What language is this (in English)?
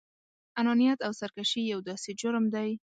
Pashto